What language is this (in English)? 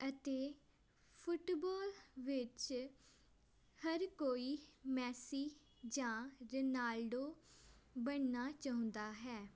Punjabi